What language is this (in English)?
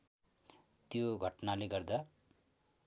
Nepali